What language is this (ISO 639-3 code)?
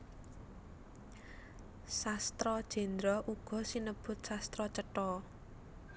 jav